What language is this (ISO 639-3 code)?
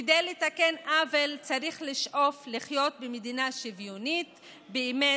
heb